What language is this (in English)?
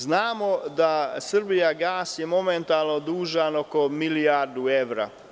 Serbian